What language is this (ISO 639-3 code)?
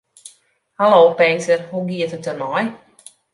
fry